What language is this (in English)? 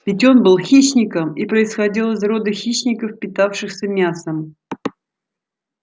Russian